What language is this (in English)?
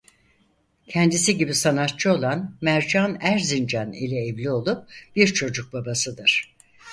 Turkish